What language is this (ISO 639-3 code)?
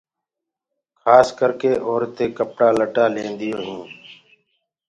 ggg